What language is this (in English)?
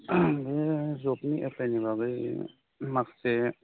Bodo